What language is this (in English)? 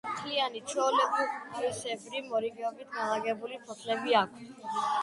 Georgian